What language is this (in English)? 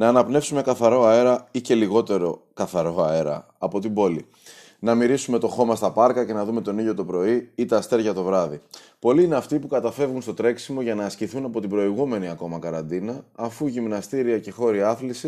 Greek